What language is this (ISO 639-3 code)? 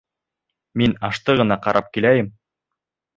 bak